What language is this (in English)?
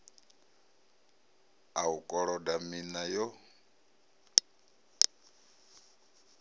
Venda